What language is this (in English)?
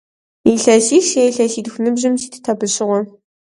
Kabardian